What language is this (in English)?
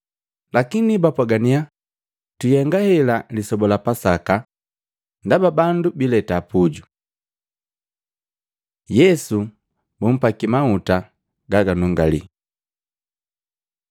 Matengo